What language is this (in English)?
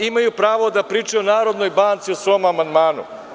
Serbian